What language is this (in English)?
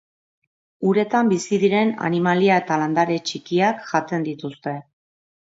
Basque